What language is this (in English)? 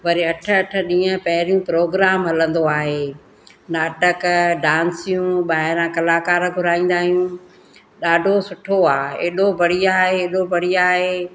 Sindhi